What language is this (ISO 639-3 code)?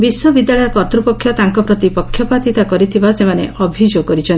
ori